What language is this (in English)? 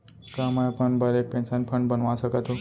Chhattisgarhi